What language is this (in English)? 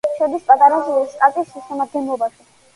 Georgian